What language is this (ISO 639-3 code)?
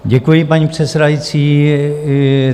ces